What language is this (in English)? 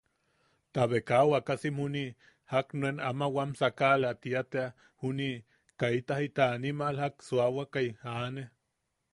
Yaqui